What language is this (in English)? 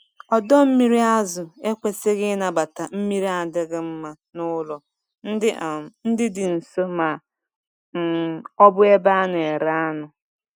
Igbo